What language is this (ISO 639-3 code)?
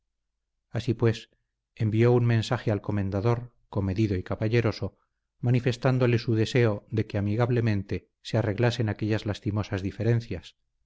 spa